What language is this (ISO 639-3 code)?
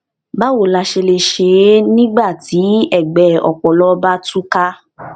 yor